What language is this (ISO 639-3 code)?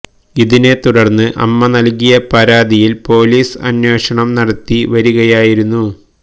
mal